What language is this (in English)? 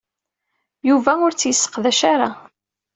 Kabyle